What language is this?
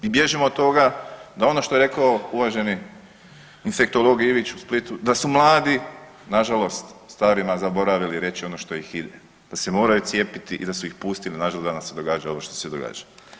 Croatian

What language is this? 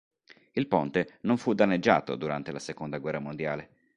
Italian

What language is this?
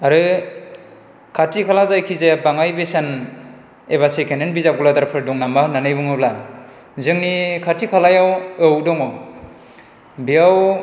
Bodo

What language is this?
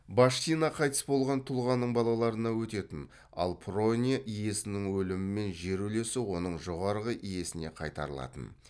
Kazakh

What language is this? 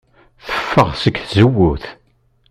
Kabyle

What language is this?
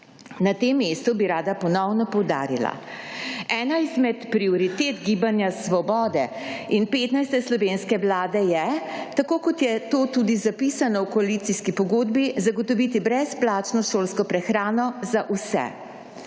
Slovenian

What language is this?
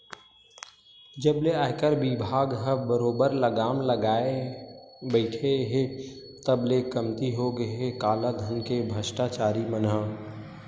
Chhattisgarhi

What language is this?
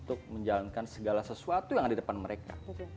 Indonesian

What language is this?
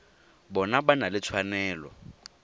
Tswana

